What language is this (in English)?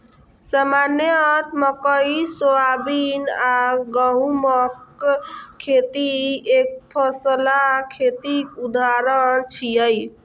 Maithili